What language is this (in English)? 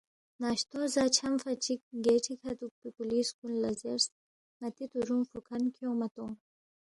Balti